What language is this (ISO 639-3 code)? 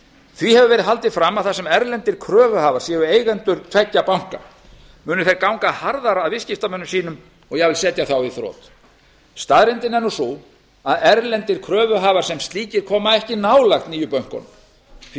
isl